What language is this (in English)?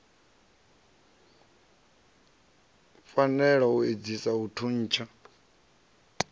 Venda